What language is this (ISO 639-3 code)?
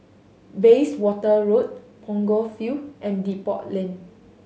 eng